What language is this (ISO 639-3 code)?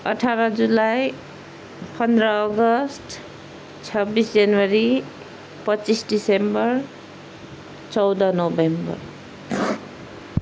nep